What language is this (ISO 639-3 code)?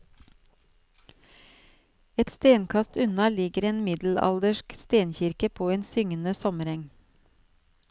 nor